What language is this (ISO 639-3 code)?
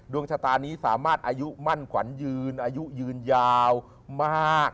tha